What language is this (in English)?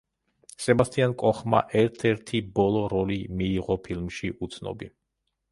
Georgian